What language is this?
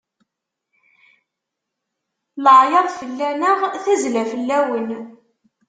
Kabyle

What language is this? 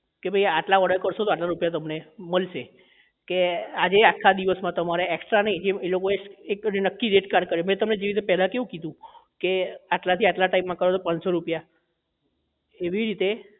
Gujarati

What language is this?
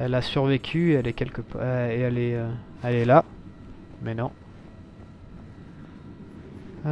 French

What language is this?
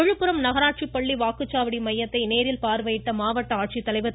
Tamil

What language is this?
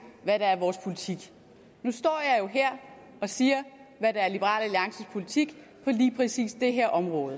Danish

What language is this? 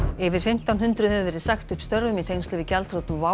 Icelandic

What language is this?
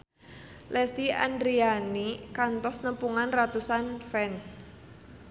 Sundanese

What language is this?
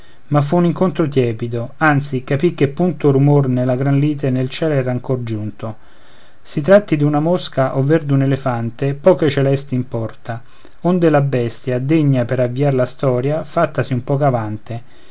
Italian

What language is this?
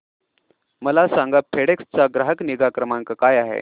Marathi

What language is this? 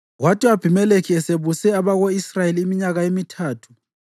North Ndebele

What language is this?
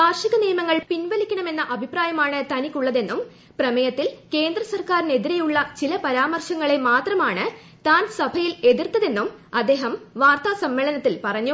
Malayalam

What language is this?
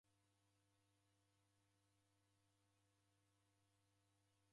Taita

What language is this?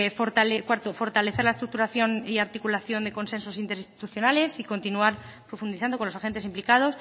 Spanish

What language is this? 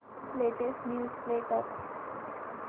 Marathi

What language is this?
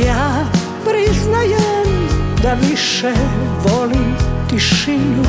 Croatian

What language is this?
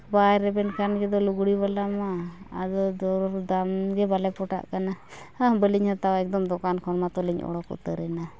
Santali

